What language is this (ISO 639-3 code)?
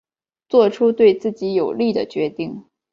zho